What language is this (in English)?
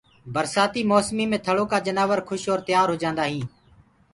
Gurgula